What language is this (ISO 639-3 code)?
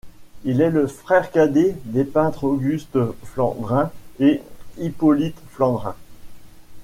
fra